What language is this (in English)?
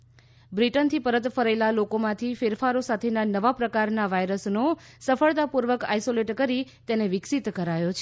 Gujarati